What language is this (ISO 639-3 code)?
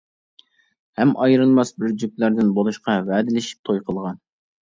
uig